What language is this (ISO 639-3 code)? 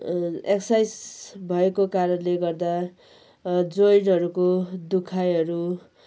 nep